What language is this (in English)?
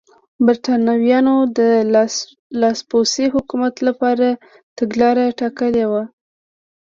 Pashto